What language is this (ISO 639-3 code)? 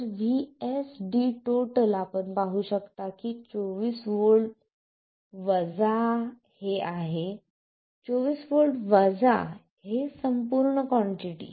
mar